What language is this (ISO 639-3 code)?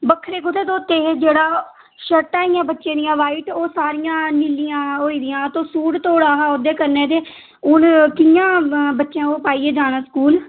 doi